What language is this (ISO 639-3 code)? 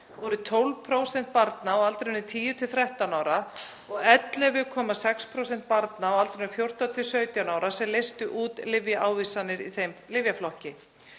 isl